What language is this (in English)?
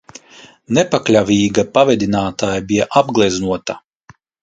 Latvian